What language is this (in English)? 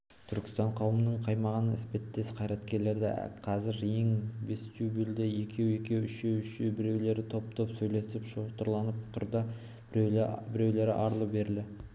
Kazakh